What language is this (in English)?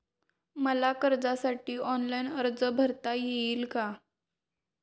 Marathi